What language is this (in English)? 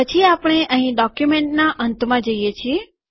Gujarati